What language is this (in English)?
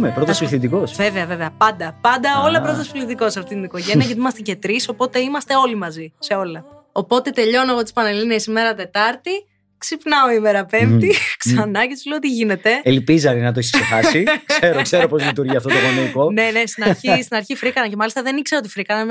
Greek